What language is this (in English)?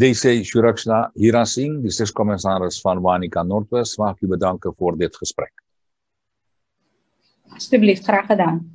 Dutch